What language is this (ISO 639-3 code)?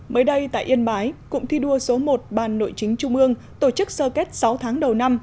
vie